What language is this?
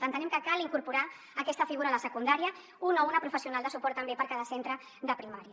Catalan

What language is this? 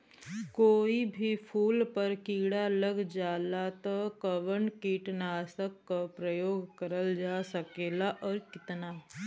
Bhojpuri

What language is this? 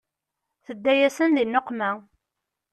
Kabyle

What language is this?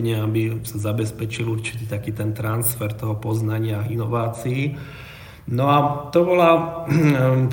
Slovak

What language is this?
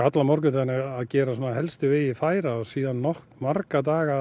Icelandic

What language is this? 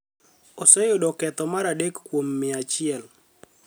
Luo (Kenya and Tanzania)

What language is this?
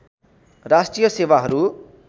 Nepali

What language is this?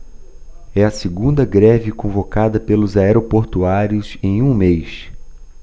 Portuguese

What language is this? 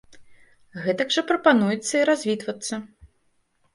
Belarusian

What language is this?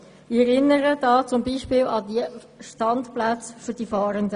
Swiss German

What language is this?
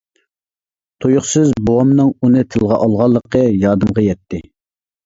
Uyghur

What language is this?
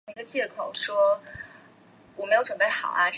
Chinese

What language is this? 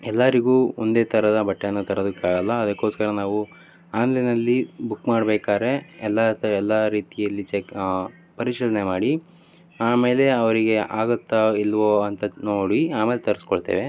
Kannada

